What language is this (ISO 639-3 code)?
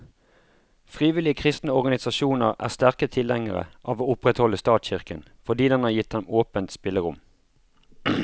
nor